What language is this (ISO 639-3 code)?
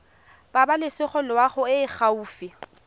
tsn